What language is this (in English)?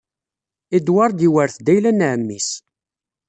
Kabyle